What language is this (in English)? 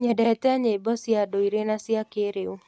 Kikuyu